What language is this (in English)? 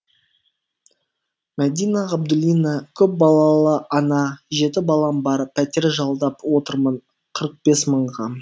Kazakh